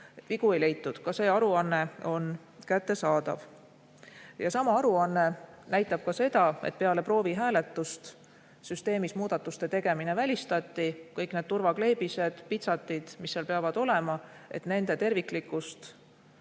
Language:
Estonian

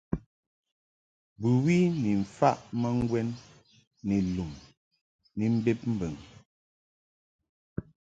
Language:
Mungaka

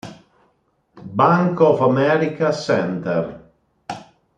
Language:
Italian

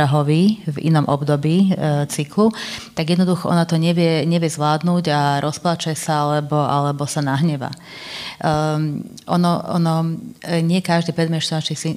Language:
Slovak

